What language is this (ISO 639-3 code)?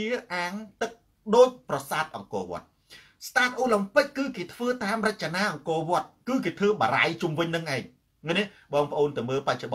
tha